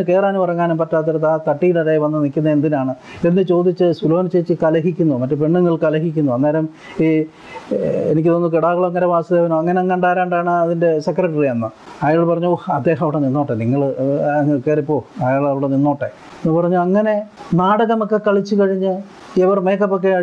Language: Malayalam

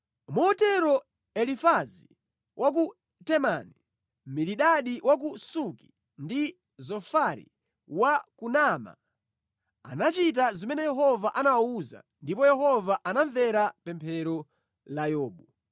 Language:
Nyanja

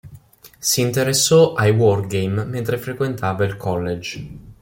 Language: Italian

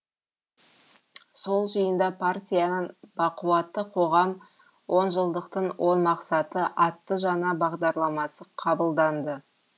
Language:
Kazakh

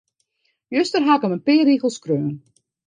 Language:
Western Frisian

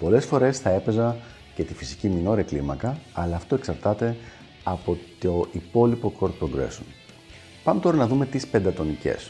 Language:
Greek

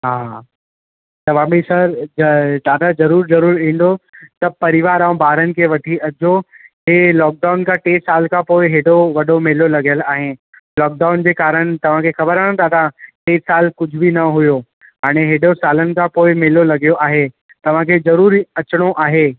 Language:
Sindhi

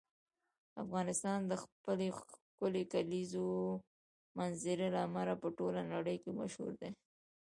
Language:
Pashto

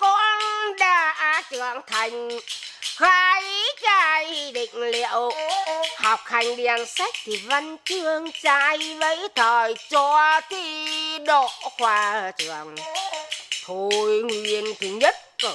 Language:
Vietnamese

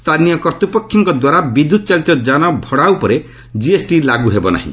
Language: Odia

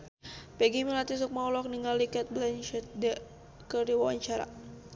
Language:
Sundanese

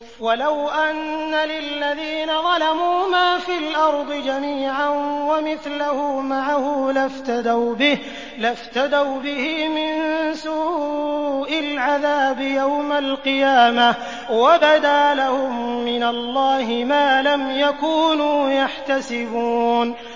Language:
Arabic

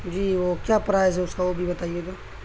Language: Urdu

